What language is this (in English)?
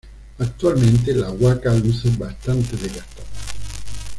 Spanish